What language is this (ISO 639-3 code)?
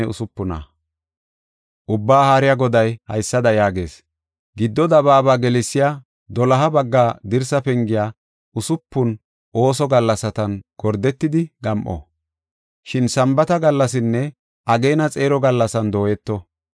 gof